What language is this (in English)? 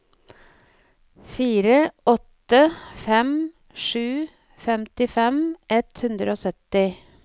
Norwegian